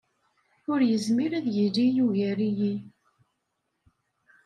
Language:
Kabyle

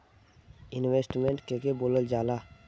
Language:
Bhojpuri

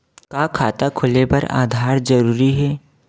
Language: Chhattisgarhi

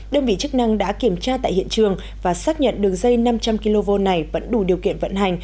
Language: Vietnamese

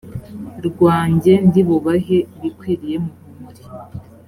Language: Kinyarwanda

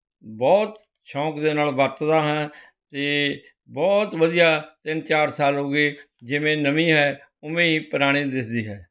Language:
Punjabi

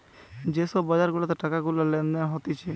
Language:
Bangla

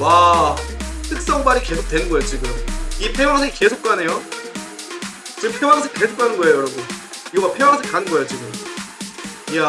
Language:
Korean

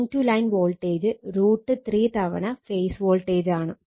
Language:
Malayalam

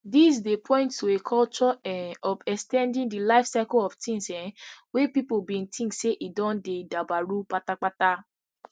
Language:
Nigerian Pidgin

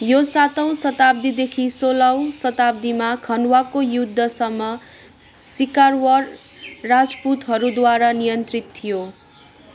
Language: Nepali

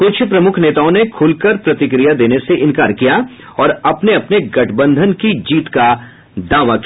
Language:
Hindi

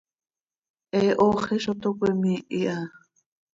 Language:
Seri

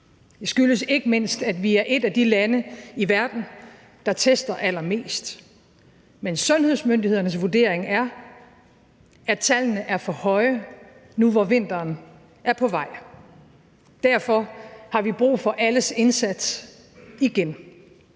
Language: Danish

